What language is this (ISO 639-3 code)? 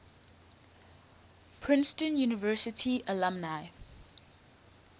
eng